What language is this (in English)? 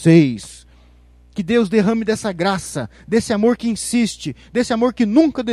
Portuguese